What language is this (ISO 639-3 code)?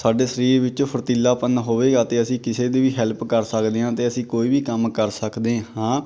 pan